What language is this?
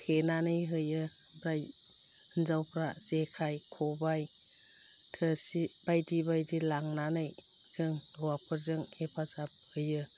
Bodo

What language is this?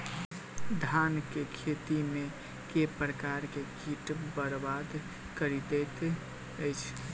Maithili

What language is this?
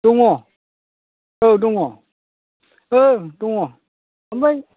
Bodo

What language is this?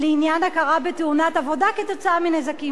Hebrew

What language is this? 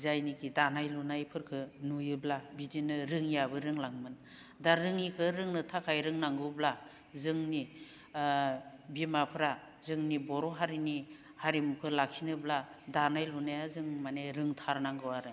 Bodo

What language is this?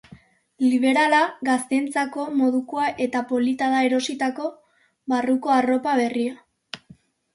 Basque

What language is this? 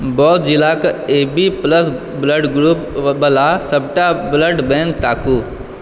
Maithili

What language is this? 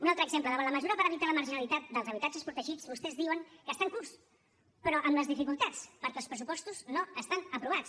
Catalan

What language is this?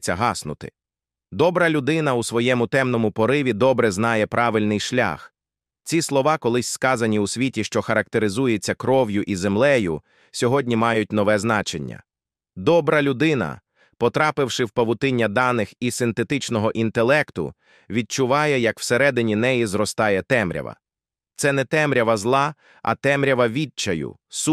Ukrainian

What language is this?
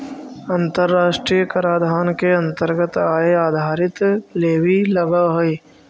Magahi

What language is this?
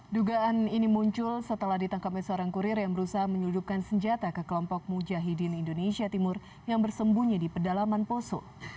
Indonesian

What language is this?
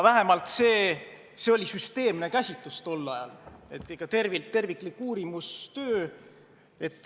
Estonian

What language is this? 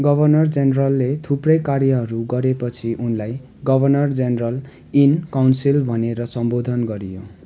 Nepali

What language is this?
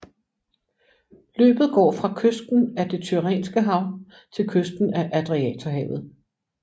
Danish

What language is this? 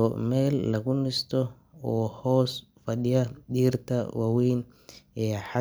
Somali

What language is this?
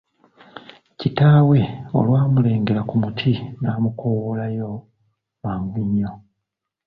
Ganda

